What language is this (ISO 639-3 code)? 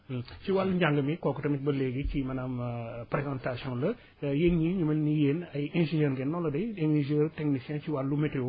wol